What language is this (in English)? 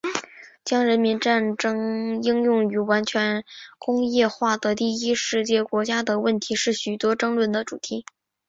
Chinese